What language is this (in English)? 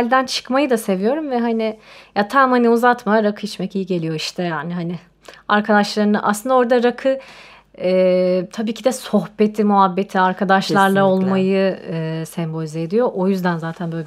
Turkish